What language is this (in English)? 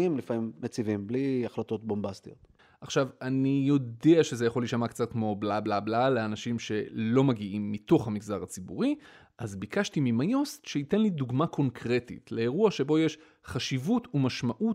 Hebrew